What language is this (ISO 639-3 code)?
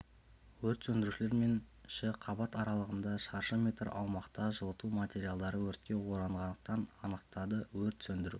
kaz